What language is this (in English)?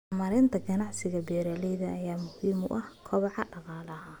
Somali